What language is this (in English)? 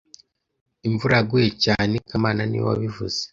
Kinyarwanda